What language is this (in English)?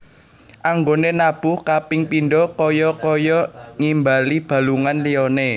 Javanese